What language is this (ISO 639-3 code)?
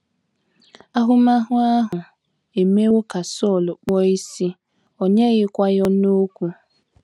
ibo